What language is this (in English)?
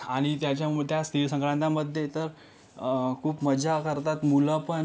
Marathi